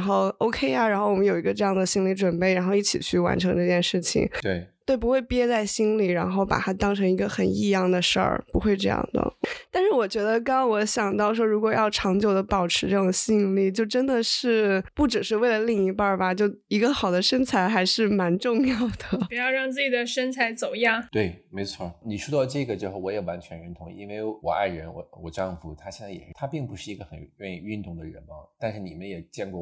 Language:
Chinese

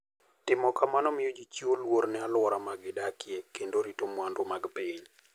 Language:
Luo (Kenya and Tanzania)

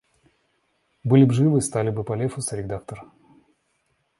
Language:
Russian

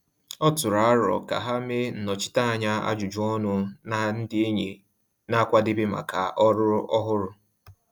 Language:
Igbo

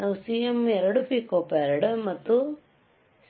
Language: Kannada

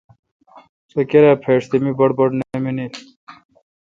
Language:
Kalkoti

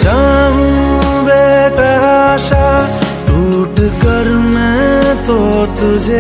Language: Hindi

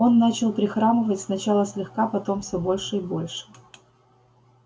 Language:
Russian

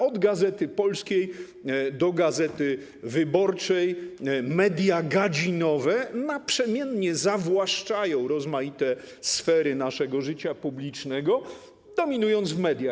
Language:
Polish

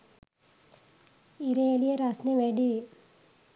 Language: Sinhala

